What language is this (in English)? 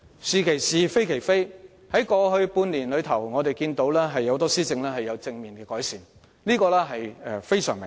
Cantonese